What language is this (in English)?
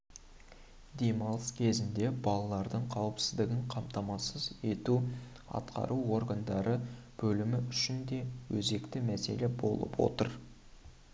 Kazakh